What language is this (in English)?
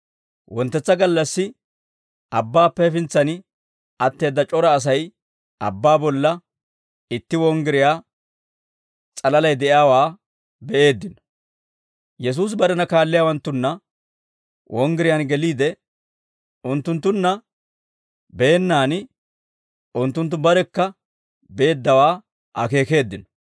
Dawro